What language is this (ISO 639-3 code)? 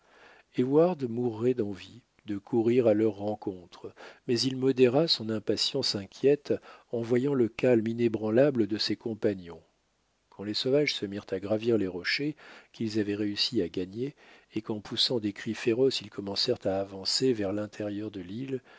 fra